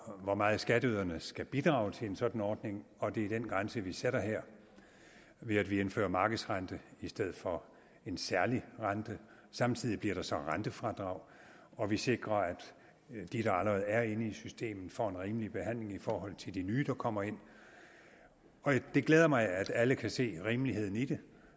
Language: Danish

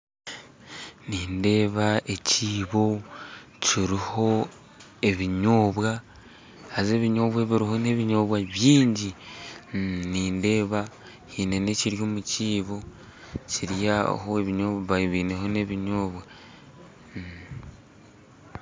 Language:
Nyankole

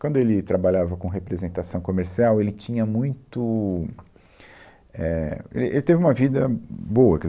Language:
Portuguese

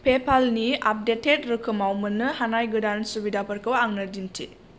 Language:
Bodo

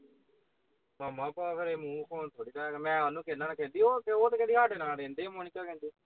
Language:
Punjabi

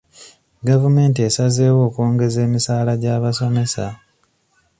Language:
Ganda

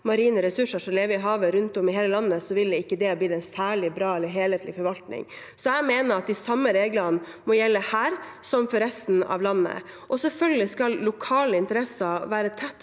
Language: Norwegian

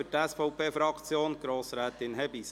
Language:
Swiss German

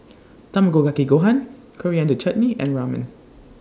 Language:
English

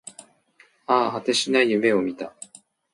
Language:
Japanese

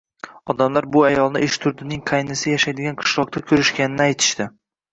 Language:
Uzbek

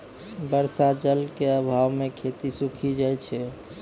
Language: Maithili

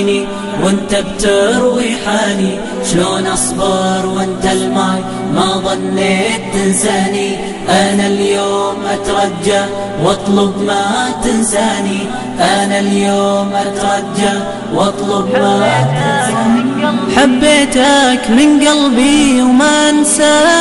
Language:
Arabic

